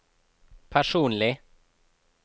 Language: Norwegian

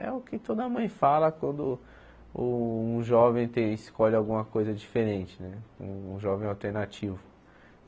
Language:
Portuguese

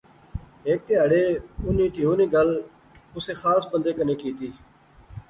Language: Pahari-Potwari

